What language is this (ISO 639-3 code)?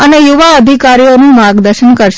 guj